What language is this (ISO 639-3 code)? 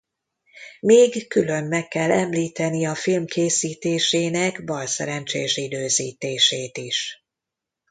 hun